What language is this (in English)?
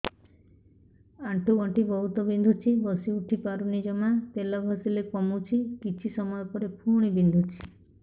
Odia